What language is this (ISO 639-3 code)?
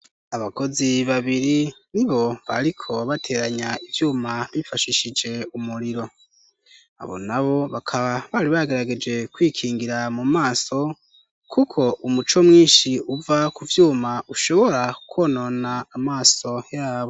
run